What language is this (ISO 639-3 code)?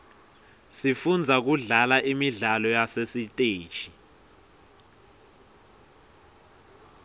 ssw